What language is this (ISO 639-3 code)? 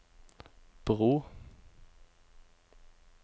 nor